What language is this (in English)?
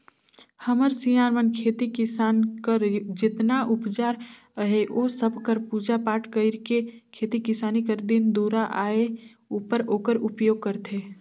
Chhattisgarhi